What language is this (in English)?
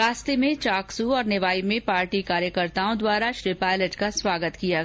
Hindi